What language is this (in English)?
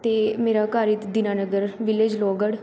Punjabi